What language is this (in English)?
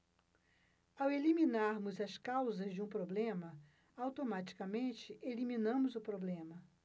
Portuguese